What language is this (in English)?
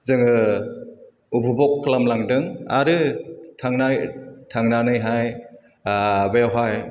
Bodo